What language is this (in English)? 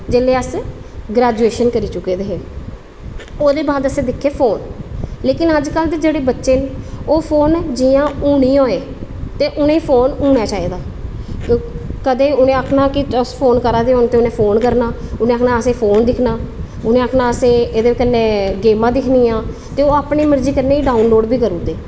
Dogri